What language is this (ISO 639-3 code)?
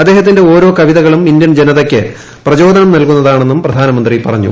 mal